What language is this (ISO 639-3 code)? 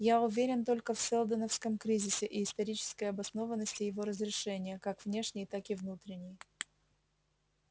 rus